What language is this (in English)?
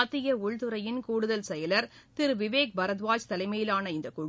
Tamil